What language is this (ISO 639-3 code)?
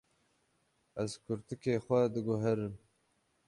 kur